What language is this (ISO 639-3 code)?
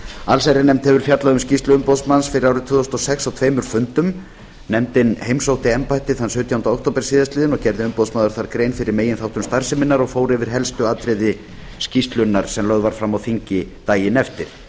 isl